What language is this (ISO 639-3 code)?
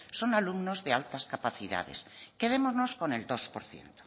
spa